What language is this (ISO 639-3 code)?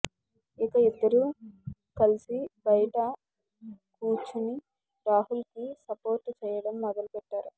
tel